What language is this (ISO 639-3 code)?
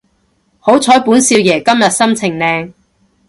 yue